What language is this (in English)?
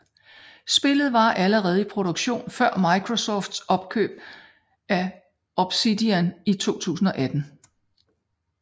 Danish